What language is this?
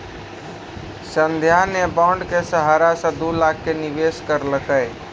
Maithili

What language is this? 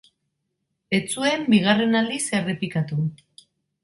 Basque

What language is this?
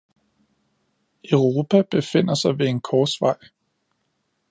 Danish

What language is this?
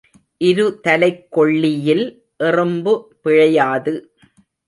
Tamil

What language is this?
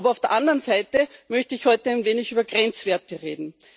German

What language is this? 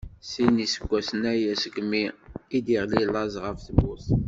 Kabyle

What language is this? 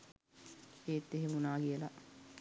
Sinhala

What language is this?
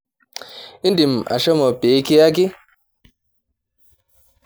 Masai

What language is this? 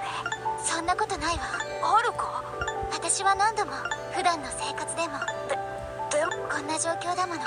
Japanese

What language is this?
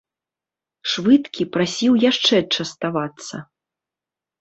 Belarusian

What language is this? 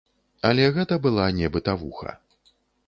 Belarusian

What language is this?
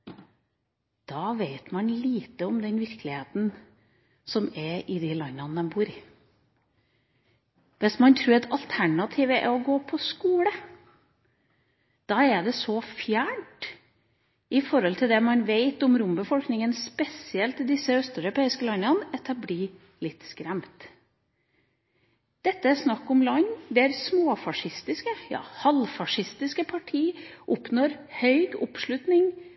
Norwegian Bokmål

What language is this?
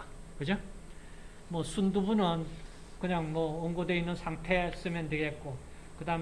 Korean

